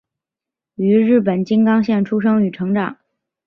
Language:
Chinese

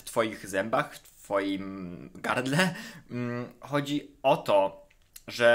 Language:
Polish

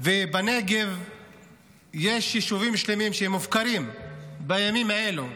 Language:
Hebrew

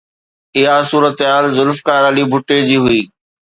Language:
Sindhi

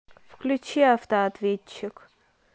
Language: Russian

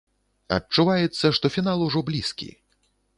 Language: Belarusian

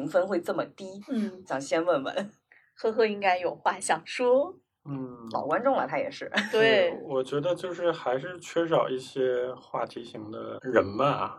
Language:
Chinese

